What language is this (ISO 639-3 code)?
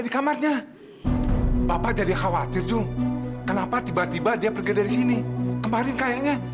ind